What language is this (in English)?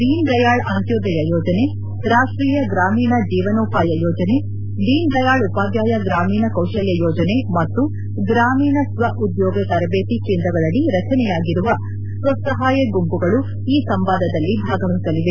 Kannada